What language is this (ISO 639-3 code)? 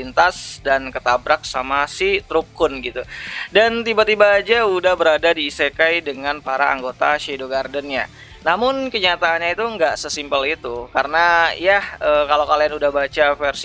ind